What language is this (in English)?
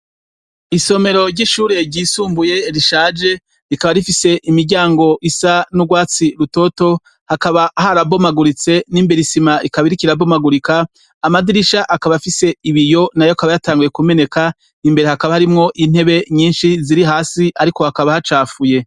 Rundi